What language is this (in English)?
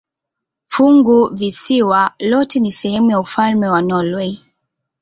Swahili